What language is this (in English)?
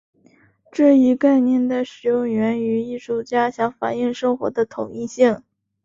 Chinese